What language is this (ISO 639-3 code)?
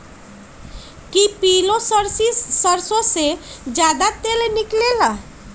mag